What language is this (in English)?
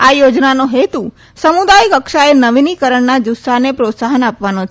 Gujarati